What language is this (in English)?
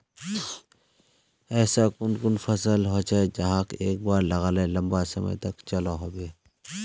Magahi